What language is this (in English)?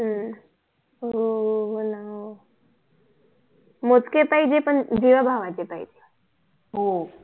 Marathi